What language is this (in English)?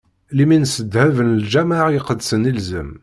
Kabyle